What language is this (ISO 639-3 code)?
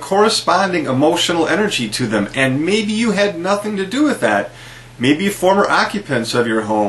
eng